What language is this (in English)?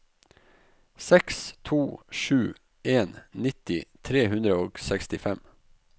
Norwegian